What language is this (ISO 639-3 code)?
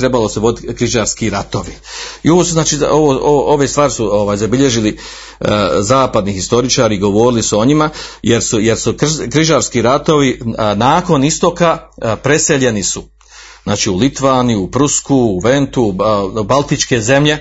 hrv